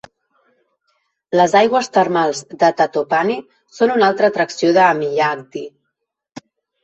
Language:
Catalan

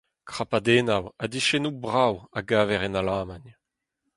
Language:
Breton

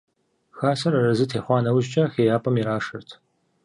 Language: Kabardian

